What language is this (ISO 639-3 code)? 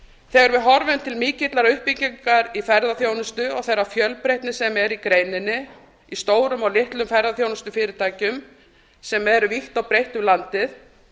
isl